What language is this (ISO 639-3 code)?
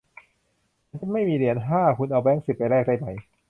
tha